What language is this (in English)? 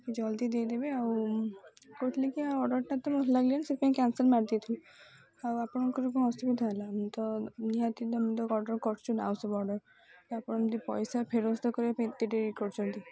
Odia